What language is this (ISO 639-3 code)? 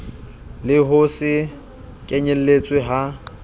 sot